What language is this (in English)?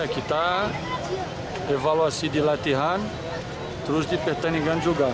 Indonesian